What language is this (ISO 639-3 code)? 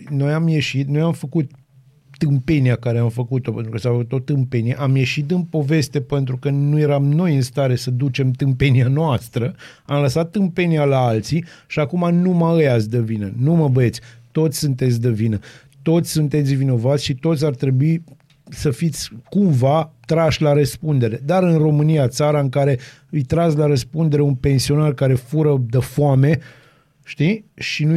ron